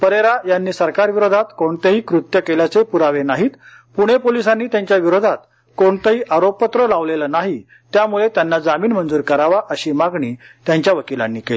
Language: Marathi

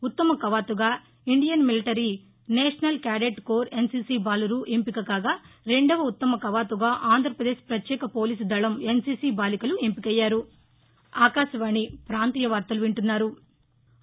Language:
Telugu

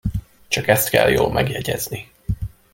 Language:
Hungarian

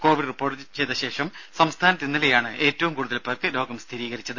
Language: Malayalam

